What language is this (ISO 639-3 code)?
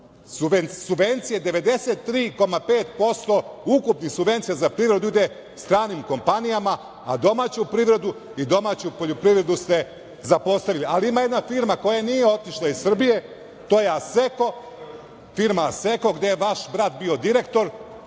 srp